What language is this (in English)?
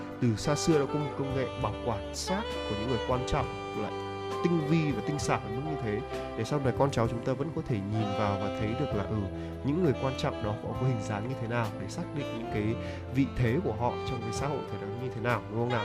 Vietnamese